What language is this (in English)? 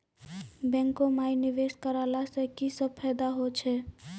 Maithili